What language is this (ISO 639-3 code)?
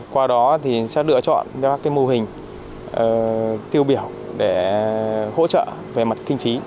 vie